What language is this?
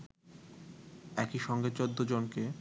Bangla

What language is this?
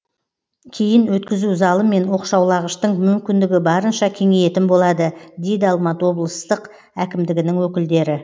Kazakh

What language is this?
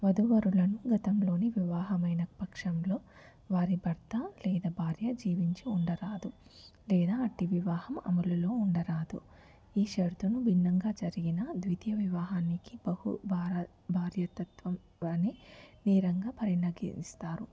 Telugu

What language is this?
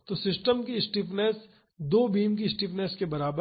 Hindi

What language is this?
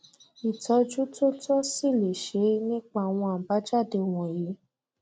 Yoruba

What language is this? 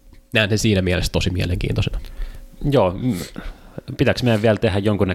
Finnish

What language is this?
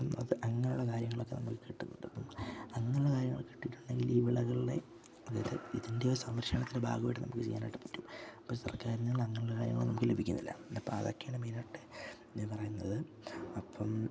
Malayalam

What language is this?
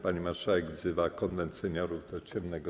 Polish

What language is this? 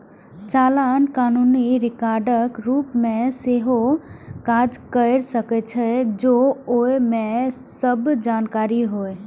Maithili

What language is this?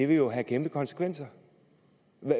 Danish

